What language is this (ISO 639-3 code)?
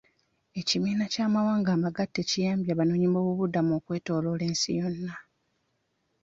lug